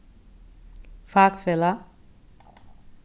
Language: Faroese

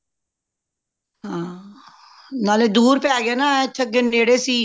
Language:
Punjabi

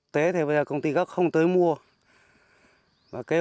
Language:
Vietnamese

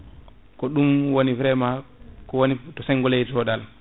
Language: Fula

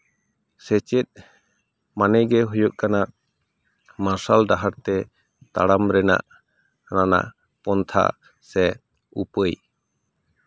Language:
Santali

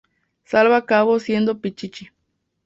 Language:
Spanish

